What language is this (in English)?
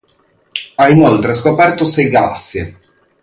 Italian